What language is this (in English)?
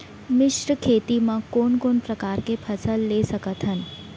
Chhattisgarhi